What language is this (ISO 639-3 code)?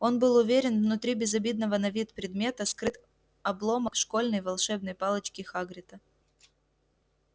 rus